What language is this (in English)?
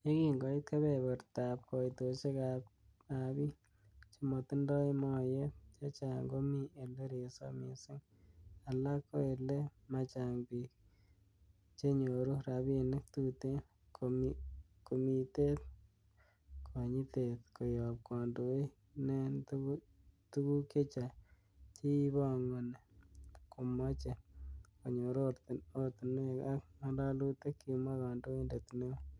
Kalenjin